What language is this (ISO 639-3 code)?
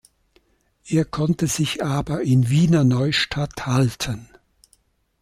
deu